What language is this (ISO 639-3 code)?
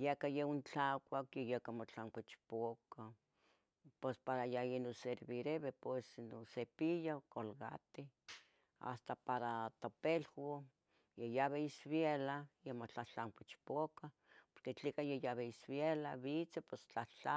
nhg